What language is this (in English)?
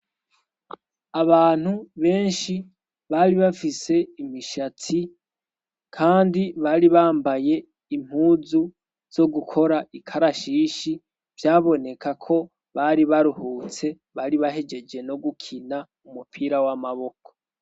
Rundi